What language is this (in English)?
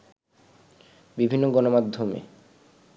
Bangla